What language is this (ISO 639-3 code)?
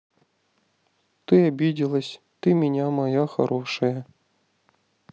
rus